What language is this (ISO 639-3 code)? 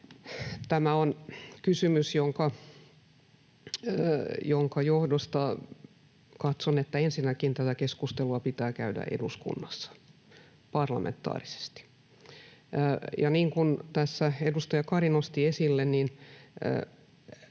fin